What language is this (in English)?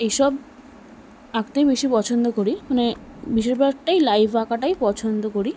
Bangla